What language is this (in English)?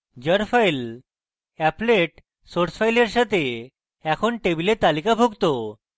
Bangla